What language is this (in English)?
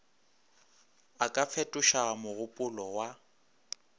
Northern Sotho